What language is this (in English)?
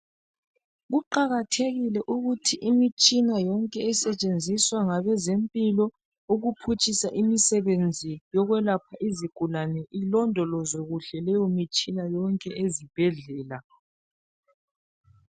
North Ndebele